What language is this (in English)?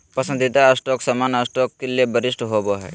Magahi